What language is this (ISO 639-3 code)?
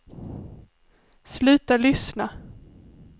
swe